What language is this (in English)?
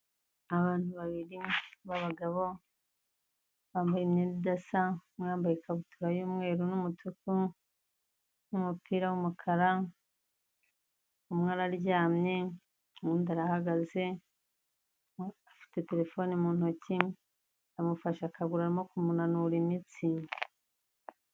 Kinyarwanda